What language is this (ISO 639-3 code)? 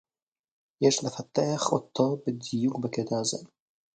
heb